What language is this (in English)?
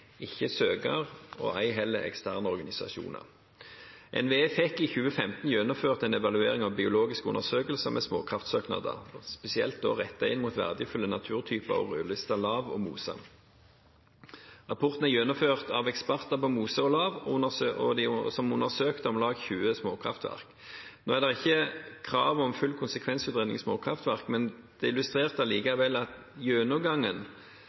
Norwegian Bokmål